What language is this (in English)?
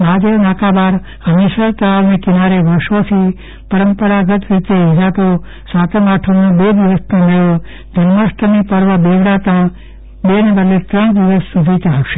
Gujarati